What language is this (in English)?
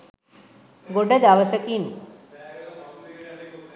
Sinhala